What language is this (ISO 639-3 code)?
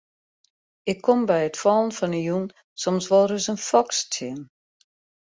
fry